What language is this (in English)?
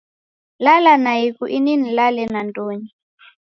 Taita